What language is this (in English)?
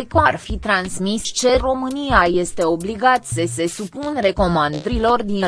Romanian